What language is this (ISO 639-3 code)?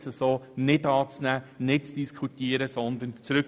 gsw